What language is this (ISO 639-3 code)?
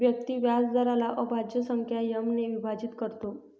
mar